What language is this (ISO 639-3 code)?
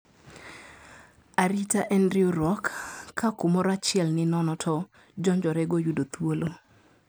luo